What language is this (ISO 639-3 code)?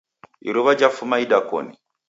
dav